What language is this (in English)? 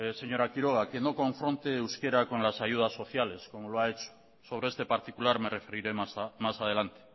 Spanish